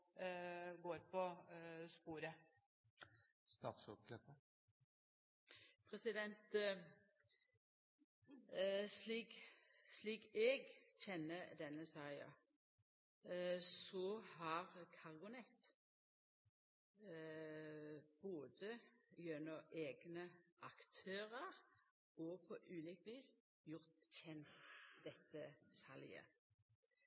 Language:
Norwegian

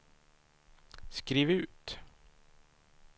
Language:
Swedish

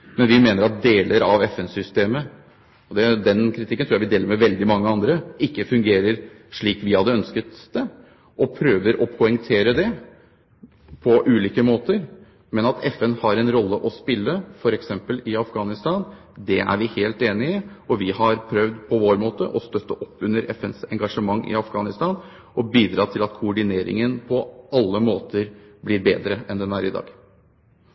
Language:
Norwegian Bokmål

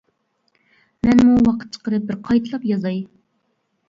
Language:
Uyghur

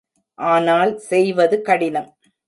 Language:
Tamil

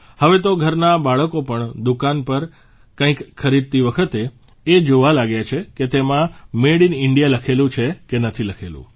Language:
Gujarati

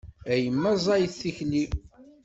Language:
Kabyle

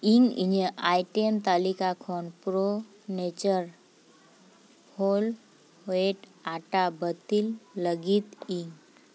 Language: Santali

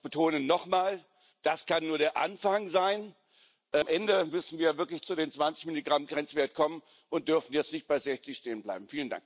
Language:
German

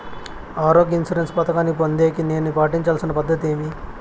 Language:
Telugu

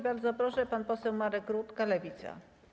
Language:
Polish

